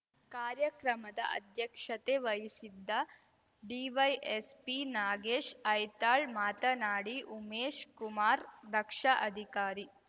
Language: Kannada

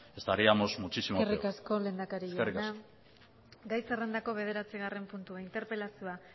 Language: Basque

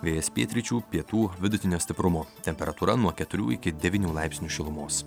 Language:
Lithuanian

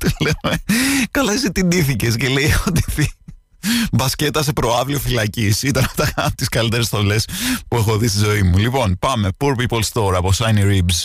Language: Greek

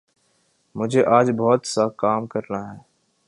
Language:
Urdu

